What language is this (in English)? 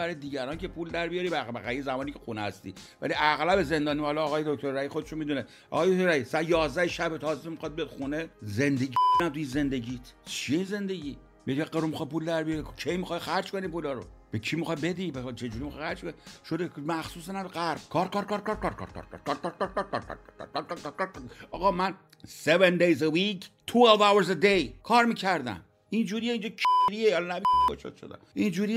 Persian